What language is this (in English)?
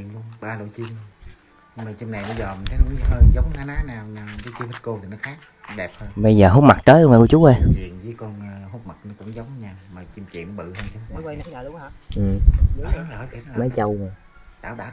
Vietnamese